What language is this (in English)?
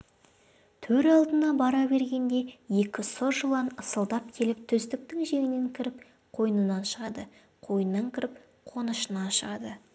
Kazakh